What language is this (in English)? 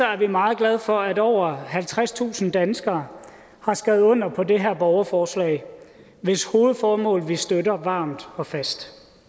Danish